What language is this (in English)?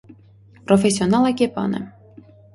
Armenian